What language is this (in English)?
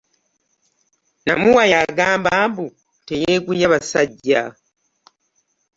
Ganda